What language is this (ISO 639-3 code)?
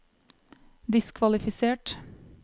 nor